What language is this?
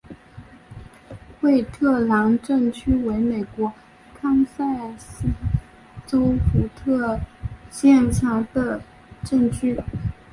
Chinese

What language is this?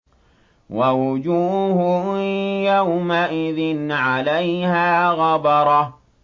Arabic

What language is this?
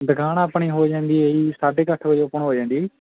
Punjabi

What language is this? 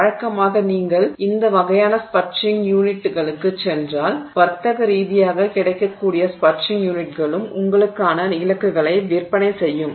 Tamil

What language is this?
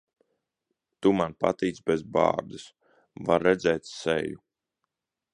Latvian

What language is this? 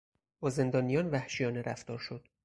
Persian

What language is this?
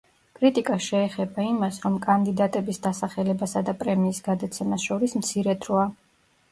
Georgian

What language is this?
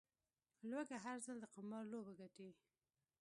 Pashto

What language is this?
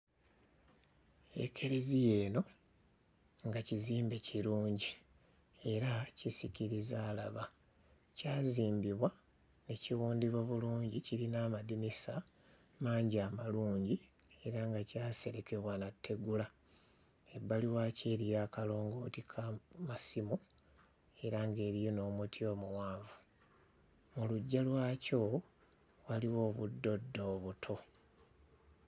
Ganda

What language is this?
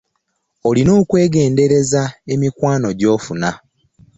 Ganda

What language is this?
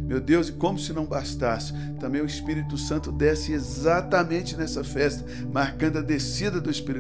Portuguese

